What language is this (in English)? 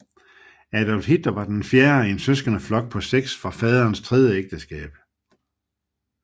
Danish